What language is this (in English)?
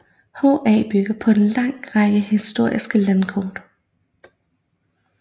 Danish